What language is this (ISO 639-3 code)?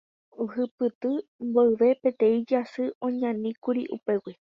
grn